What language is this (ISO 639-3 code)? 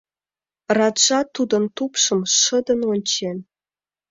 chm